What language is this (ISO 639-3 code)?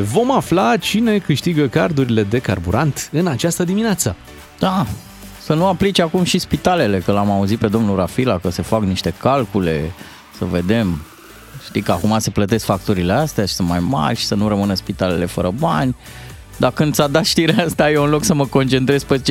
ron